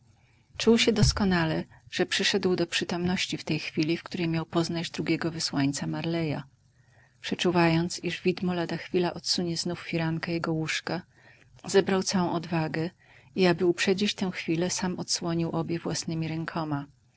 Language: Polish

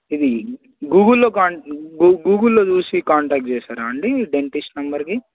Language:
Telugu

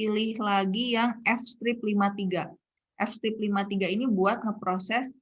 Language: Indonesian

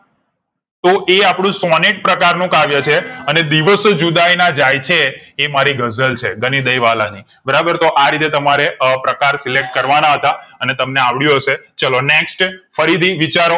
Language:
Gujarati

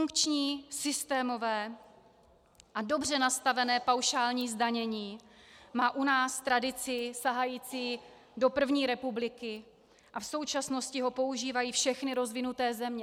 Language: Czech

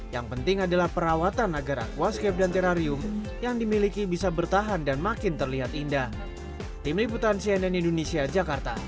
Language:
Indonesian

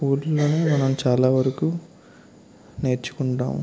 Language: Telugu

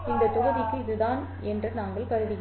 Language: Tamil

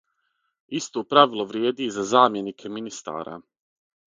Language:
Serbian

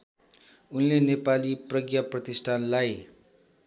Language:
Nepali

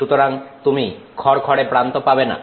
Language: Bangla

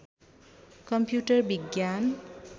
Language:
Nepali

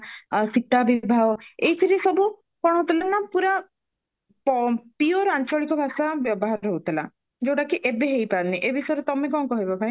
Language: Odia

